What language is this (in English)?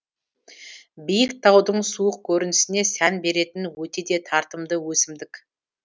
Kazakh